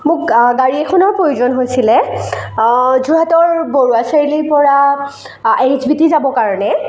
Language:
Assamese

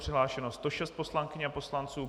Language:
Czech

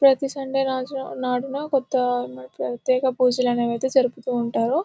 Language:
Telugu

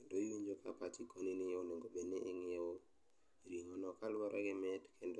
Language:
Luo (Kenya and Tanzania)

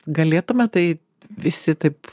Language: Lithuanian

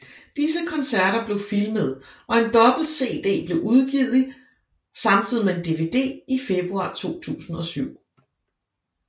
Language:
Danish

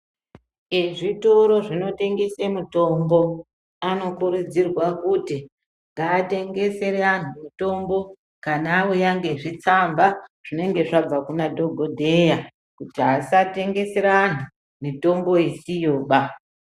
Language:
Ndau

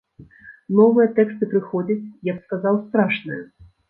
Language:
Belarusian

